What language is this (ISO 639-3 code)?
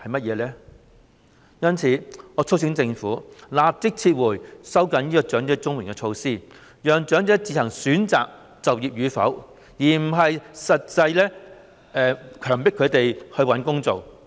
yue